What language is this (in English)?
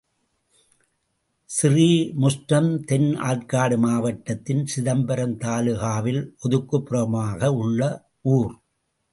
Tamil